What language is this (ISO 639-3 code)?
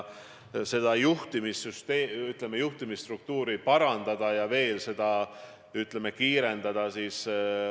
est